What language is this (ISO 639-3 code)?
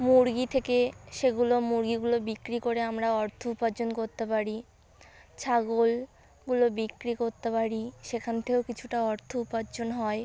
ben